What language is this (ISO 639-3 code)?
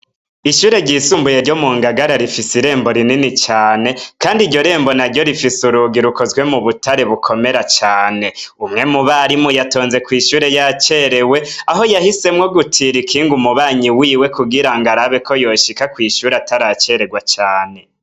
run